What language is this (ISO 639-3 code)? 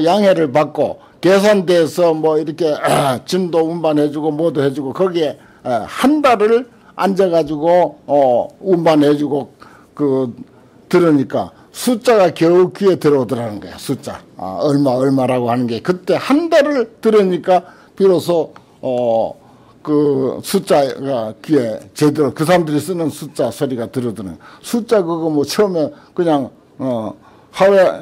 kor